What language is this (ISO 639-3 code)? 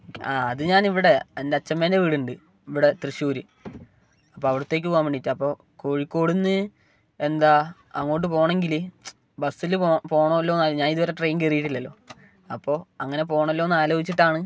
mal